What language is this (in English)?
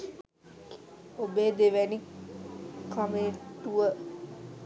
Sinhala